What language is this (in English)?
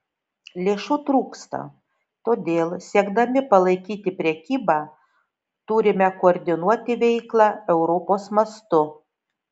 Lithuanian